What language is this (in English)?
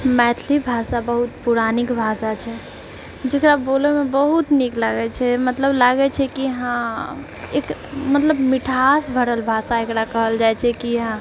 Maithili